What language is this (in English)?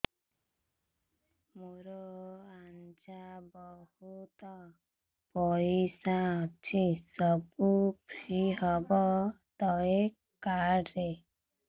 Odia